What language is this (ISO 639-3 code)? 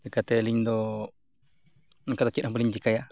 sat